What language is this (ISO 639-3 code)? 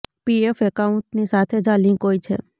guj